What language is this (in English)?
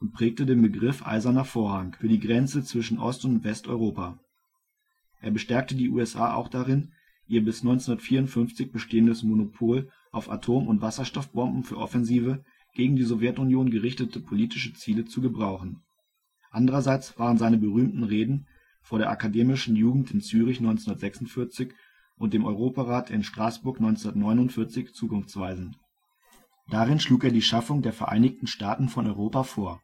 German